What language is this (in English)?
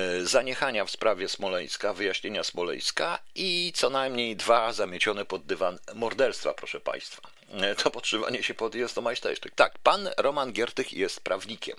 Polish